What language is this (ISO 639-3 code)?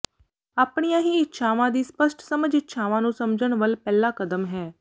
pan